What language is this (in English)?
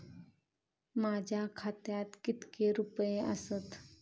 Marathi